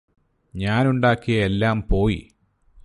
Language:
Malayalam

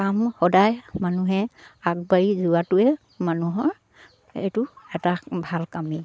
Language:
Assamese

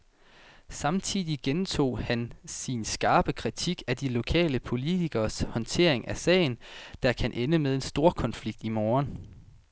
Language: Danish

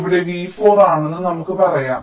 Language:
Malayalam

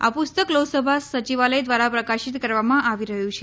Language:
Gujarati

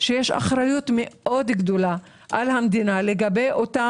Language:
Hebrew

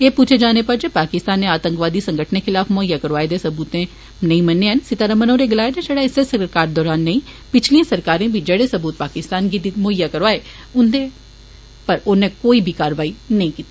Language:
Dogri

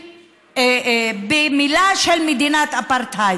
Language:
Hebrew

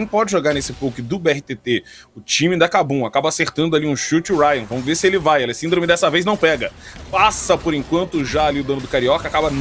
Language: Portuguese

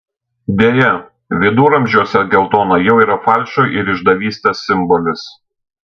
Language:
Lithuanian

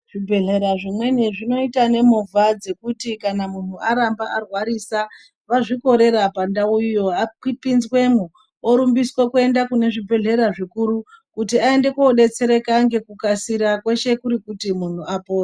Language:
Ndau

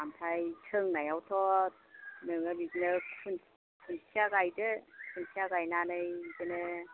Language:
Bodo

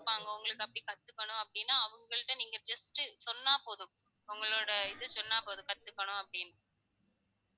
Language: Tamil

